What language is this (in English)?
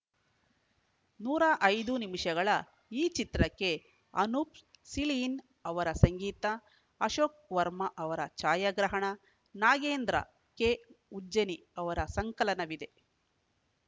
Kannada